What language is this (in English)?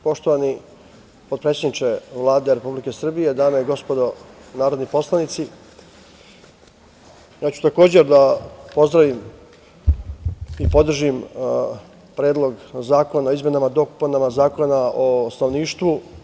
Serbian